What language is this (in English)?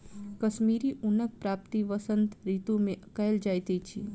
Maithili